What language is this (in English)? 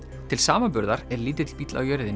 Icelandic